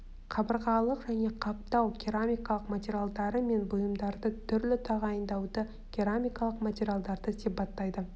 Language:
Kazakh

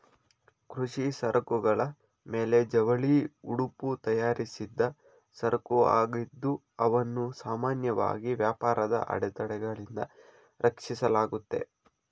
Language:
Kannada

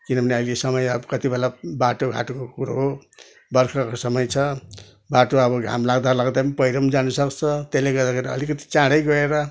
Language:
Nepali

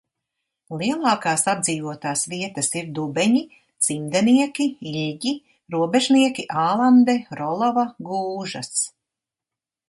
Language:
Latvian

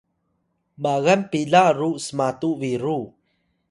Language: Atayal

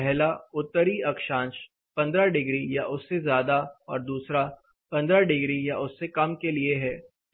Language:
Hindi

